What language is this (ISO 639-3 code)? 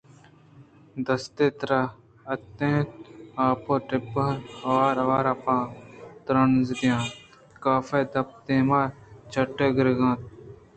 bgp